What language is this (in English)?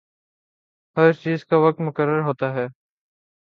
Urdu